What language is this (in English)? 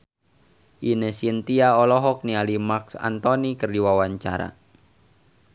Sundanese